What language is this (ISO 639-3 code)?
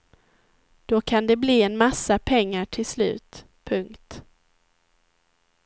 swe